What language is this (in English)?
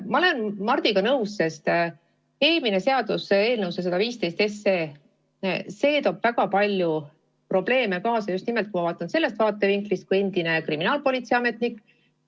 Estonian